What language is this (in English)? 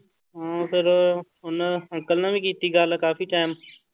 Punjabi